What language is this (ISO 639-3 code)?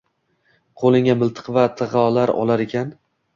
uzb